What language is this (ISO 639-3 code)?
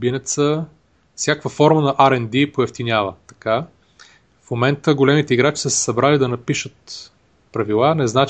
bul